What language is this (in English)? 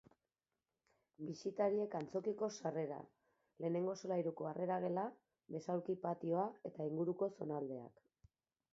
Basque